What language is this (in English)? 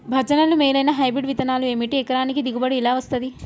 Telugu